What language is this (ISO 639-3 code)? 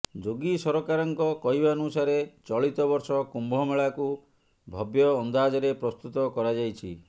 ori